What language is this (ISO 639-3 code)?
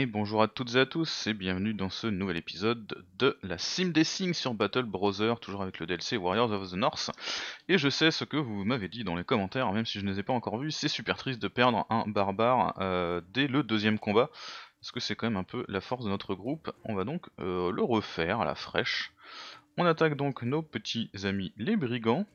fra